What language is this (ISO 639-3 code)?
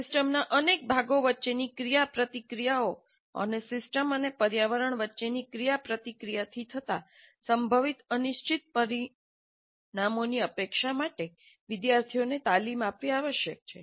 guj